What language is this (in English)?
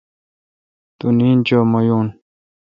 Kalkoti